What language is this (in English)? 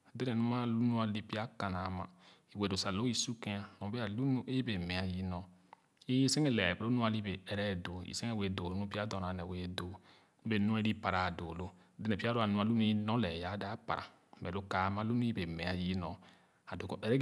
Khana